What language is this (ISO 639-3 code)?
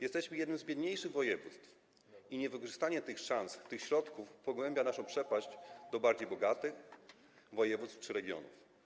pol